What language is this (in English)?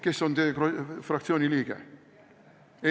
Estonian